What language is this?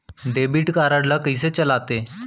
Chhattisgarhi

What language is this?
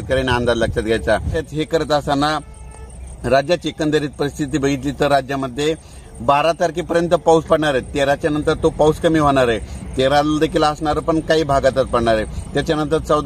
Hindi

